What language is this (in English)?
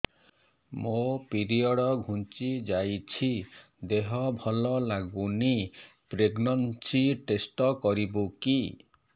Odia